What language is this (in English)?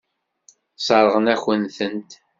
Kabyle